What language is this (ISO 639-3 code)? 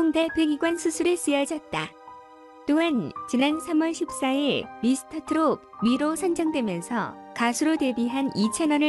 kor